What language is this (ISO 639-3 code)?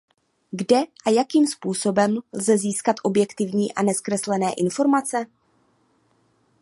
ces